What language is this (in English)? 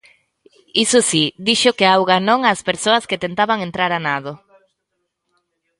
Galician